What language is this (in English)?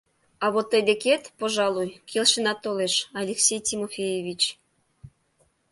Mari